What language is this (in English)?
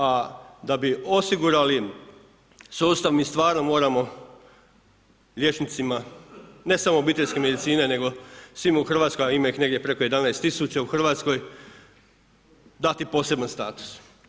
Croatian